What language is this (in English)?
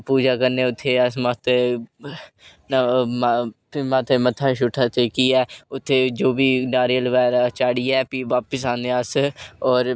Dogri